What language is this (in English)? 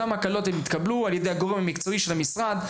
Hebrew